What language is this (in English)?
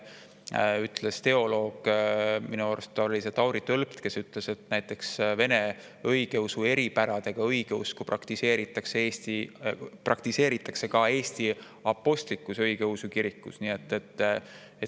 Estonian